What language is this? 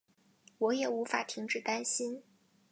Chinese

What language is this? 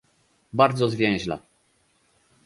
Polish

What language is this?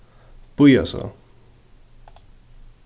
Faroese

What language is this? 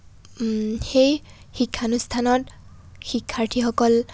Assamese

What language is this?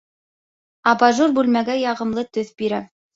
Bashkir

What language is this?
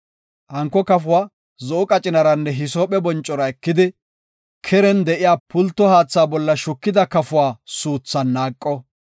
Gofa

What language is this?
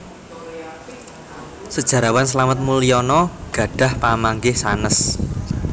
Javanese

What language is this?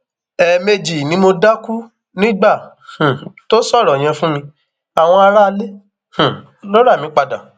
Yoruba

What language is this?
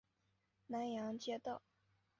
Chinese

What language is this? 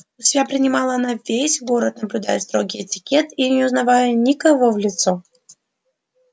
Russian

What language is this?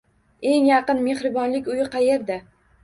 Uzbek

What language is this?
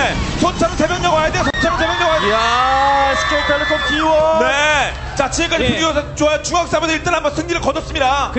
Korean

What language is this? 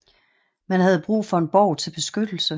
Danish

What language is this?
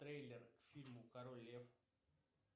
Russian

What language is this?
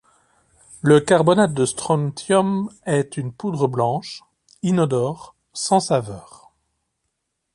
French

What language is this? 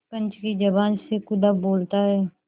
Hindi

